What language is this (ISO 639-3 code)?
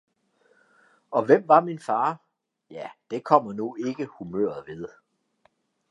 dan